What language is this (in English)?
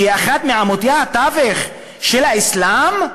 Hebrew